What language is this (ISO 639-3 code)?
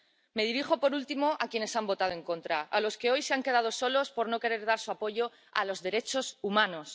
spa